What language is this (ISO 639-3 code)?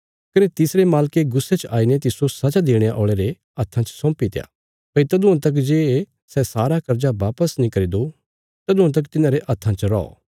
kfs